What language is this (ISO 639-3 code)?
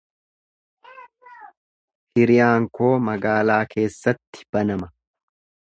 orm